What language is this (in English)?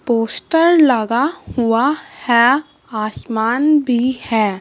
Hindi